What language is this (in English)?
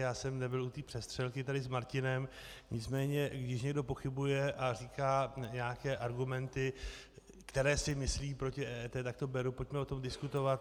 Czech